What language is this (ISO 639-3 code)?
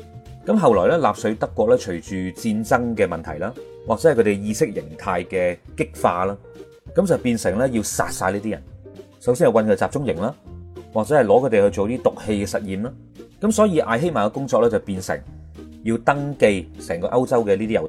zho